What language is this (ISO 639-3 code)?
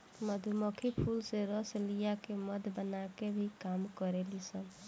bho